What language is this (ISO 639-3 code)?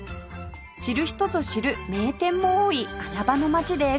jpn